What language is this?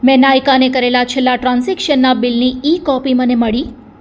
Gujarati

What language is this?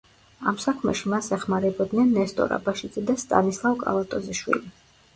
Georgian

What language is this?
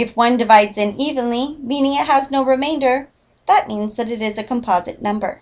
English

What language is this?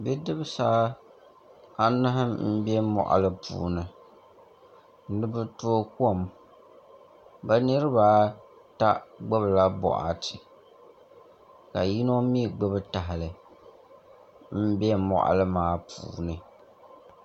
Dagbani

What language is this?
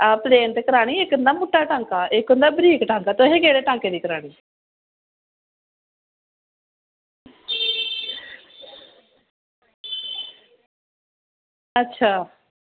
Dogri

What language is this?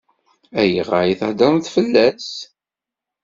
Kabyle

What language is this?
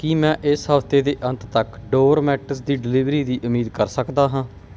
Punjabi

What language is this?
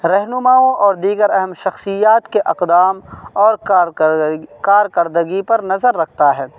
Urdu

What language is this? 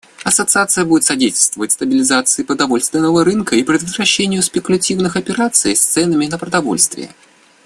Russian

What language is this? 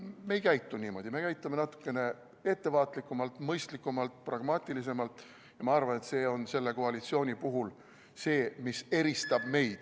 Estonian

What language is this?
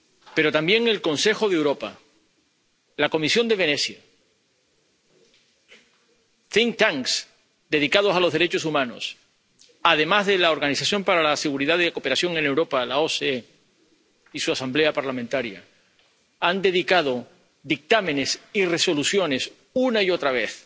Spanish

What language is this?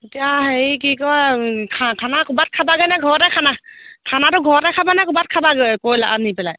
Assamese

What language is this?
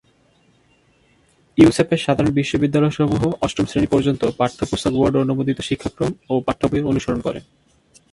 Bangla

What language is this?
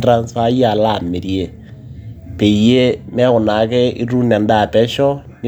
Masai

